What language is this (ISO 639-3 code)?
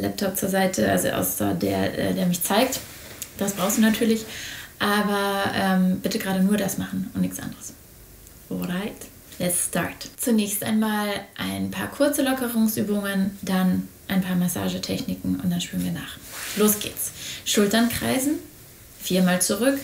deu